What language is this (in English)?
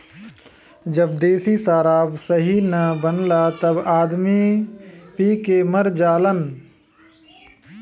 Bhojpuri